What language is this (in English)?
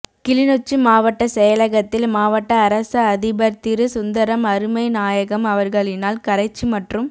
Tamil